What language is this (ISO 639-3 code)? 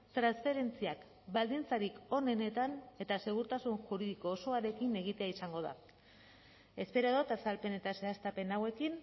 eus